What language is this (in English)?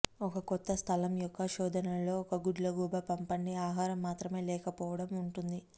Telugu